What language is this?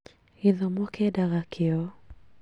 Kikuyu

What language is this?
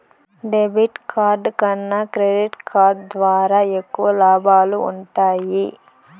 Telugu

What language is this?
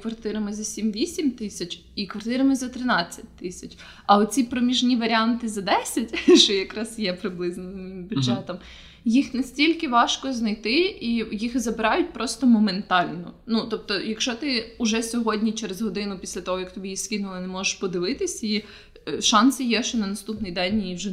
Ukrainian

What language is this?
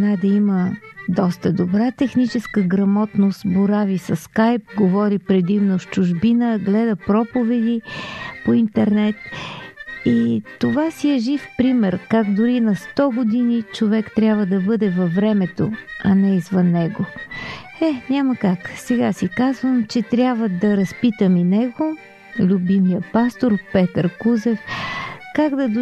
Bulgarian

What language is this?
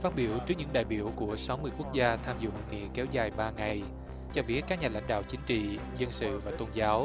Vietnamese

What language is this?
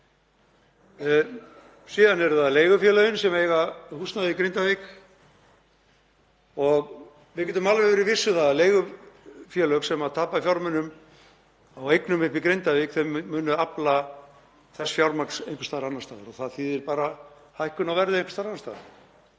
Icelandic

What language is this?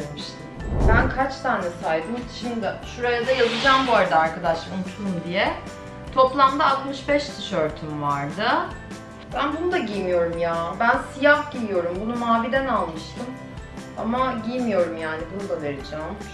Turkish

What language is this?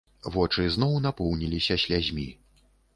Belarusian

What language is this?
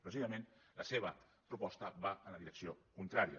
Catalan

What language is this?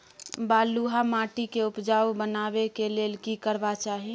Maithili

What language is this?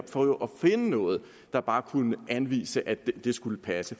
Danish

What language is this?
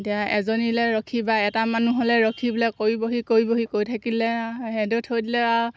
Assamese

